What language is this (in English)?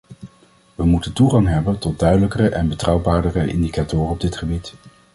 Dutch